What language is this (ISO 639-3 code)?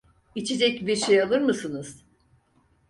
tur